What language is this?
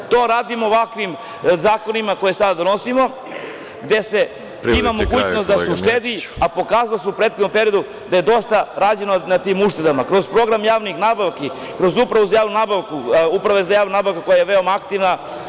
Serbian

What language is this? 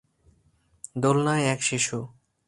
Bangla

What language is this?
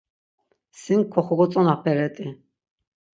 Laz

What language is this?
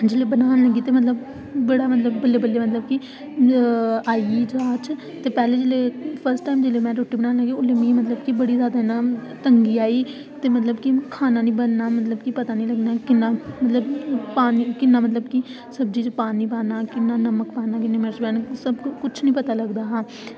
Dogri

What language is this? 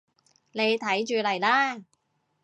Cantonese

